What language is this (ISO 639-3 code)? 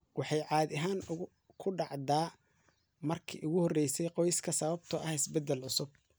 som